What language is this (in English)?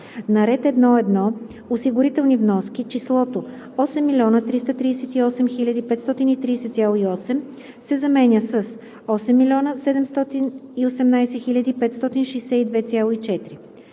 Bulgarian